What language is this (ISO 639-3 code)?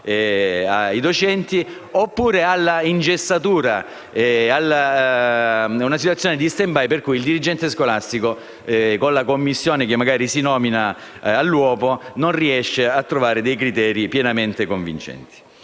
ita